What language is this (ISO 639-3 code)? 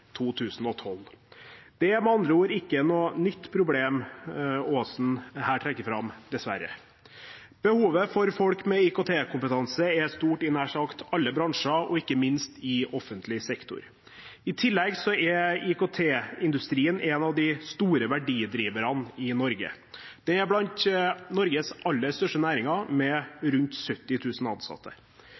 nob